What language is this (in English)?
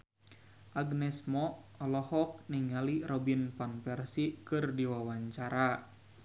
Sundanese